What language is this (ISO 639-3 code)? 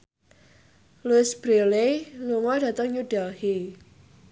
jav